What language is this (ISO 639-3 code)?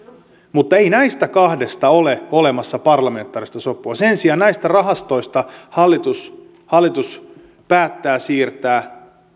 fin